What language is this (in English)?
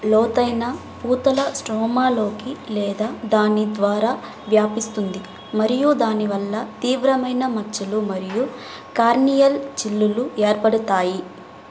Telugu